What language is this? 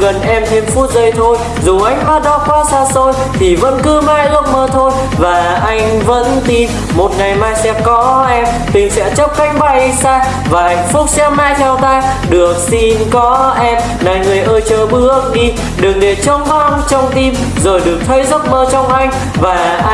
Vietnamese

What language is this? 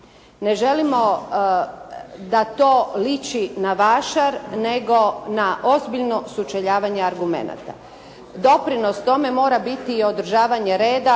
Croatian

